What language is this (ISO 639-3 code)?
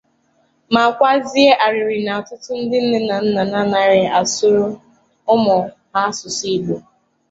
ibo